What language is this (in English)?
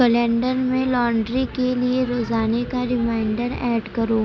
Urdu